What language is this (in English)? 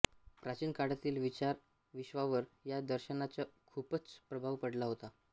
Marathi